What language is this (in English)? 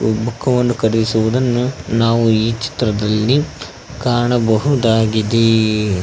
Kannada